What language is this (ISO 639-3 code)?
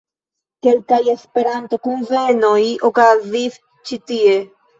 epo